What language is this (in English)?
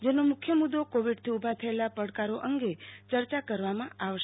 Gujarati